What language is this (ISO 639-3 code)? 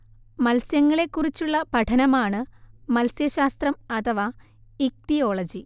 mal